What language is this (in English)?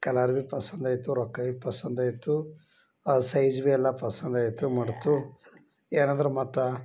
Kannada